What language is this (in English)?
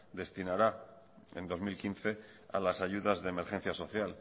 Spanish